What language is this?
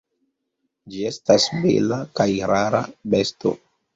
Esperanto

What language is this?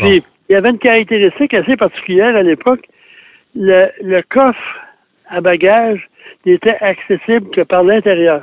French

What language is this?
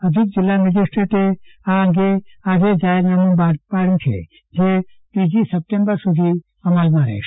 Gujarati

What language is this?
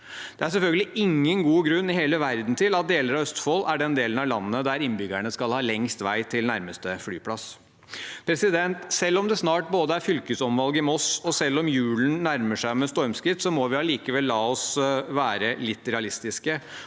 Norwegian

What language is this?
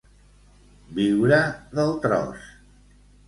Catalan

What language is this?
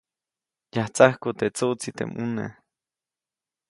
Copainalá Zoque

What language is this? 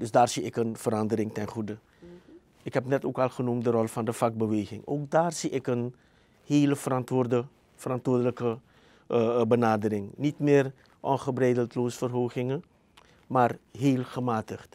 Dutch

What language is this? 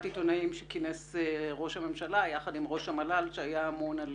Hebrew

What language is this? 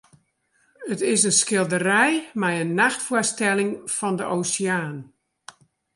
Western Frisian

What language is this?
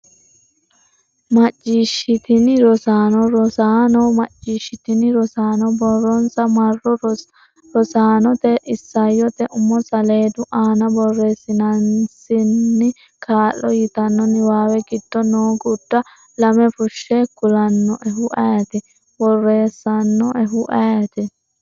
Sidamo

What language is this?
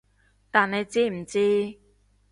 Cantonese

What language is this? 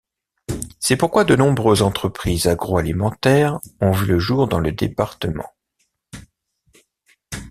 French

